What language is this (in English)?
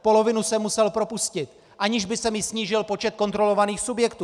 Czech